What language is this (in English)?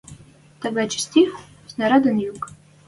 Western Mari